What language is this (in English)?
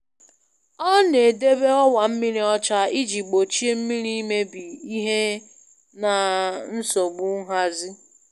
Igbo